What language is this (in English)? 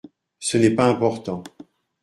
French